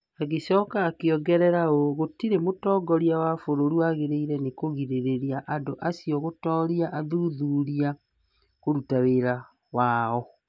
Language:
Kikuyu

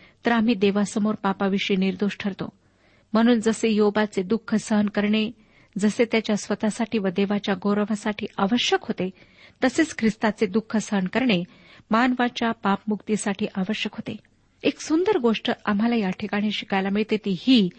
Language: Marathi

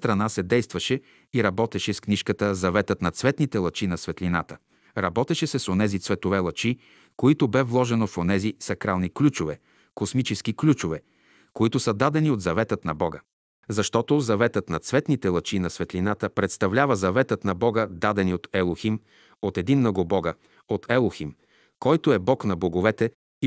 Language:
Bulgarian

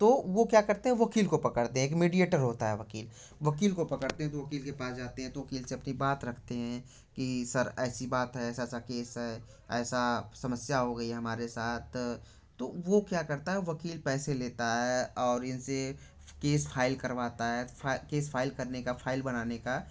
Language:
Hindi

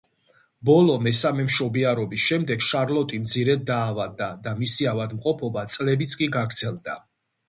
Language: Georgian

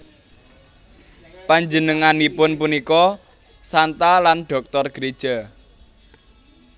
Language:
Javanese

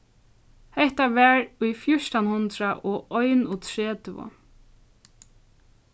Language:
Faroese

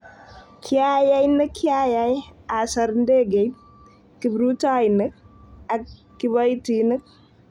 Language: Kalenjin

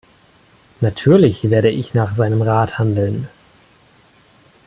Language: German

